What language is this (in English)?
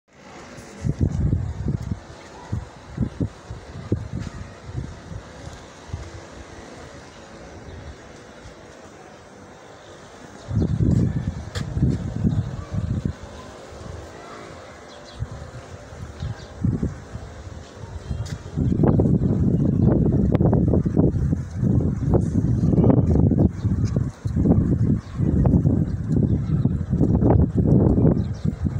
Thai